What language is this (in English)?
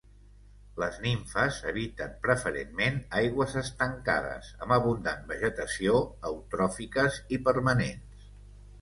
Catalan